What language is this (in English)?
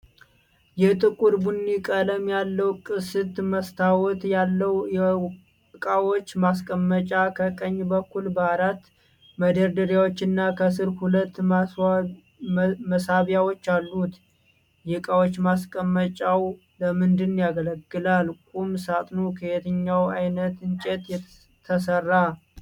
Amharic